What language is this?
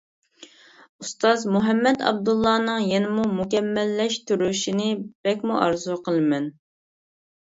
Uyghur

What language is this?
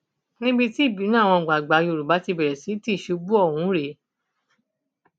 Yoruba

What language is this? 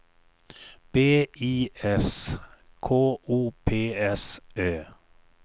Swedish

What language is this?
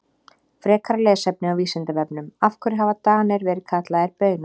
Icelandic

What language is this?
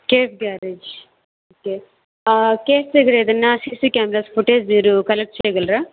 Telugu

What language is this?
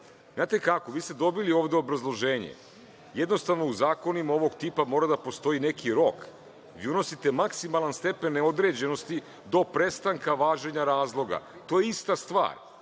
Serbian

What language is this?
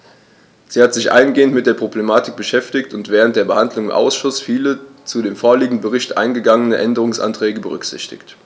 German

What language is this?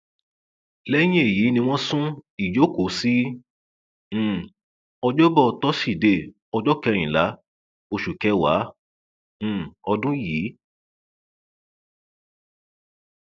Yoruba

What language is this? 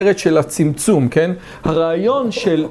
Hebrew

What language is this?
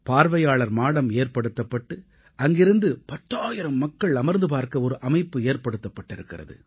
Tamil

